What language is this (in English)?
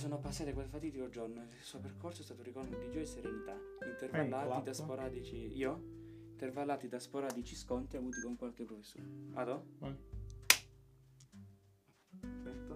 Italian